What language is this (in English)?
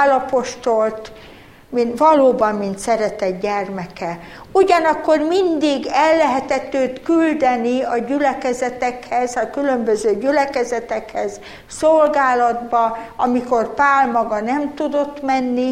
Hungarian